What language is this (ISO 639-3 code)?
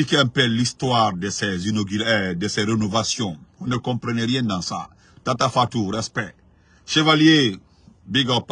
fra